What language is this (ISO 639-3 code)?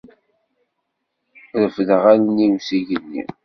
kab